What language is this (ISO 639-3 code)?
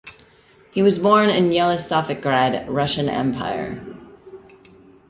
eng